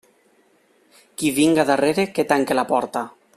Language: Catalan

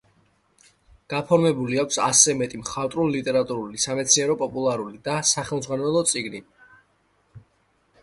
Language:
Georgian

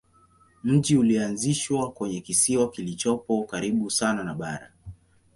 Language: Swahili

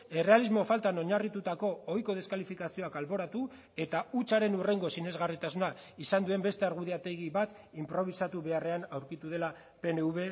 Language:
Basque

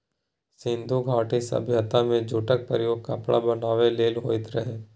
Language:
Maithili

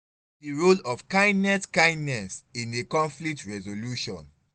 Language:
Nigerian Pidgin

